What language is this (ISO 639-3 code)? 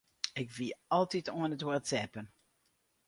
fry